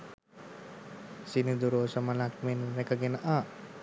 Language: Sinhala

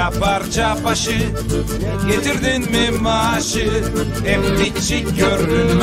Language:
Turkish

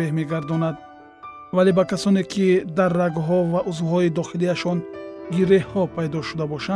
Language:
Persian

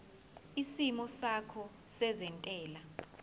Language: Zulu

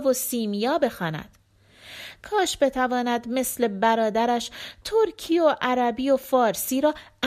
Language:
Persian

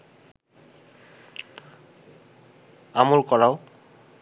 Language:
Bangla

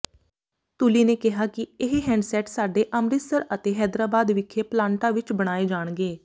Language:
Punjabi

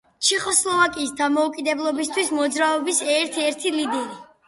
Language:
Georgian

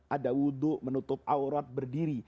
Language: Indonesian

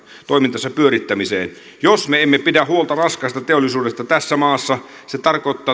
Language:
Finnish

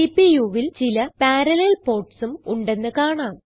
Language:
Malayalam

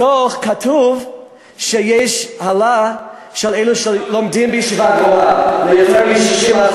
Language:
Hebrew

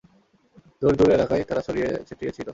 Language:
Bangla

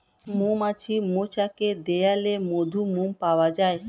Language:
Bangla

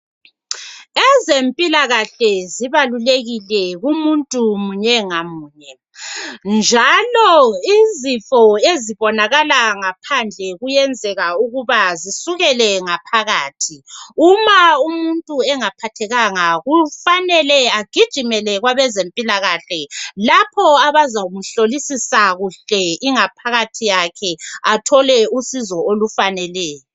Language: North Ndebele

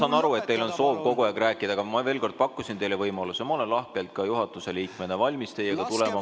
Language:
Estonian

